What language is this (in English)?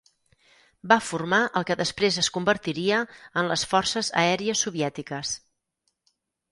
Catalan